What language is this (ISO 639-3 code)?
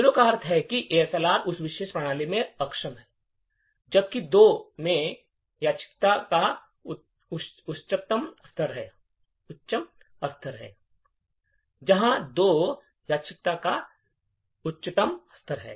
hin